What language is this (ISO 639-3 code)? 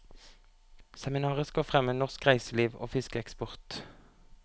nor